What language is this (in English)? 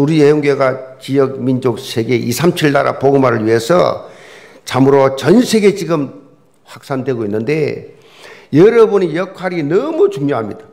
Korean